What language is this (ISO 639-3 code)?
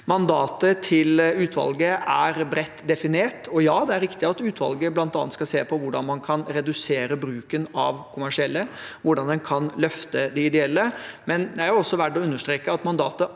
nor